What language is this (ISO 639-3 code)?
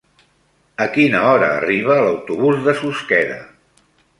cat